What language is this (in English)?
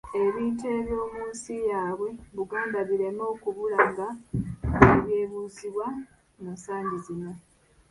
Ganda